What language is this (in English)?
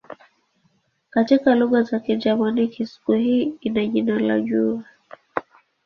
Swahili